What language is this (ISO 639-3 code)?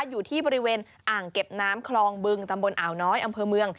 tha